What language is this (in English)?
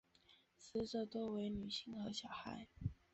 Chinese